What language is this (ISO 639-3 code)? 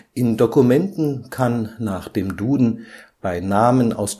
deu